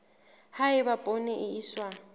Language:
Southern Sotho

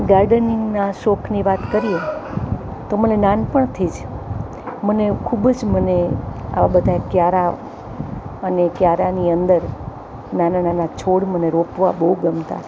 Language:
Gujarati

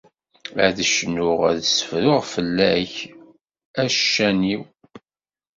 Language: Kabyle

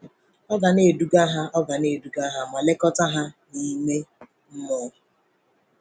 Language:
Igbo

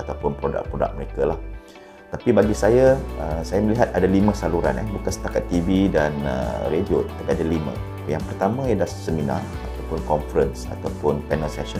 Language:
Malay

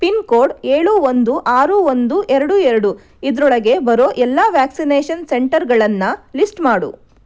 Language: Kannada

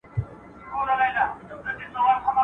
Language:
Pashto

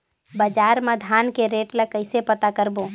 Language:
Chhattisgarhi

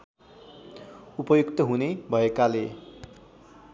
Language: Nepali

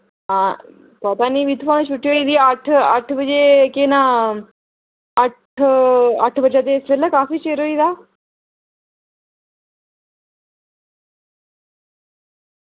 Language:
Dogri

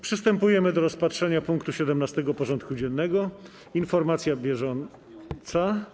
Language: Polish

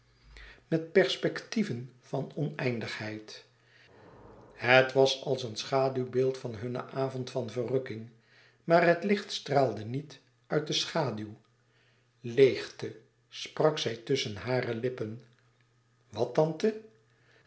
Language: Dutch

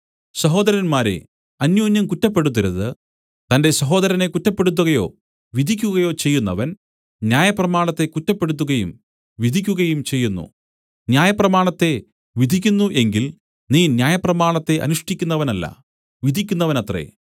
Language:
Malayalam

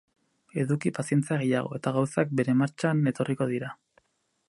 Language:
Basque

